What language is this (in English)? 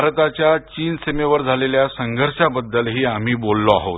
Marathi